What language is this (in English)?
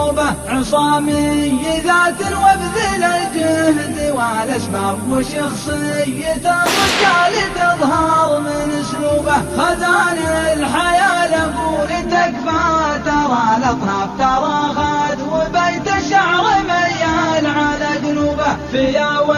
Arabic